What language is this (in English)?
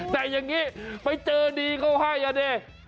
Thai